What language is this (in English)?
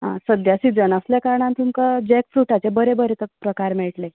Konkani